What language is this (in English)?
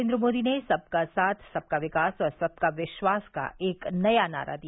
Hindi